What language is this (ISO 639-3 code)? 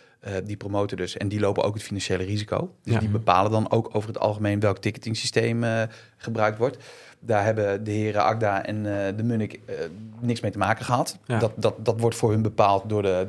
nld